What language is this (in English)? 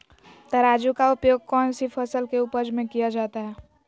Magahi